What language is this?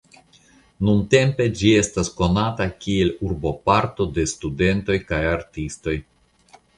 Esperanto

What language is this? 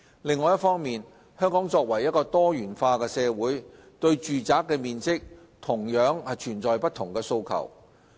Cantonese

